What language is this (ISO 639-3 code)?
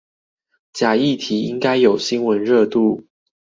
zho